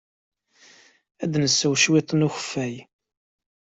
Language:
Kabyle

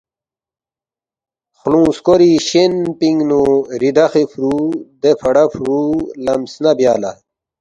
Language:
Balti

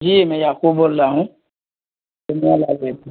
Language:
Urdu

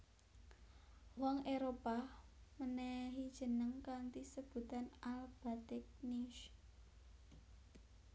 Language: Javanese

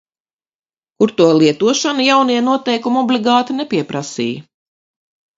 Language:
Latvian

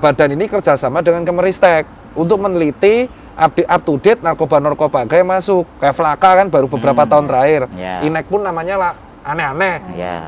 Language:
Indonesian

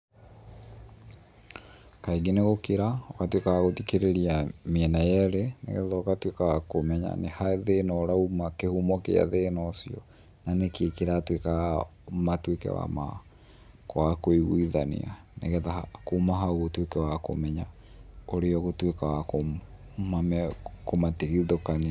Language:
Kikuyu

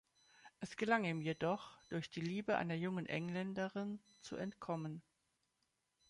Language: German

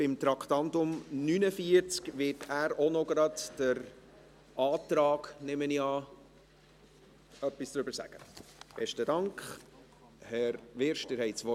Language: Swiss German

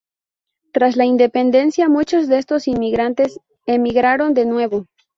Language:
Spanish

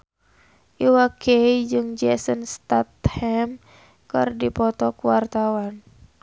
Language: Sundanese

